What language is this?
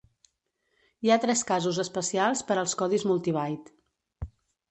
Catalan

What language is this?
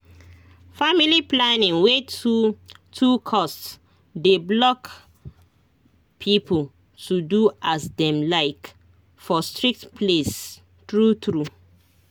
Nigerian Pidgin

